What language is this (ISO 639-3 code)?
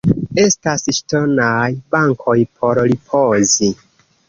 epo